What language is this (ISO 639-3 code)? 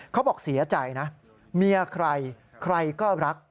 tha